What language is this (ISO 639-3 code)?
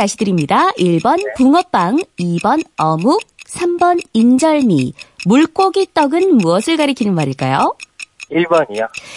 kor